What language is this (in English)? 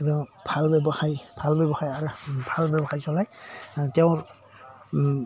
Assamese